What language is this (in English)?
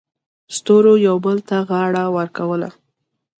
Pashto